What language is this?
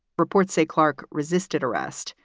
English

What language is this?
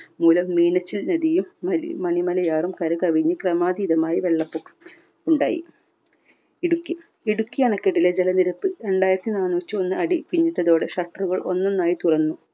Malayalam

